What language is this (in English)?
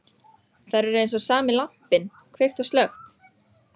Icelandic